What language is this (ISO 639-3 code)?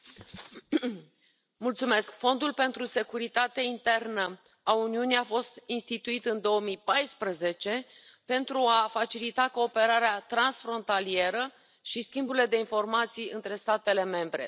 ron